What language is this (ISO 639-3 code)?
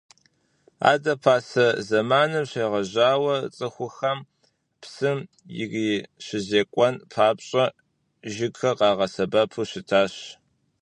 kbd